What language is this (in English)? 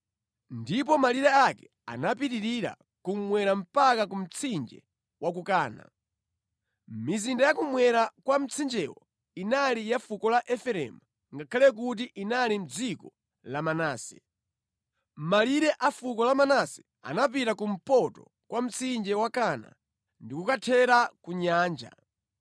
Nyanja